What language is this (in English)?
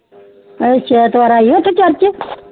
Punjabi